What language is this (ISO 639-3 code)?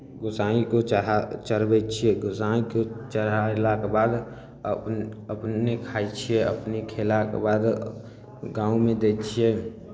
mai